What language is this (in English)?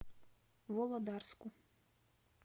Russian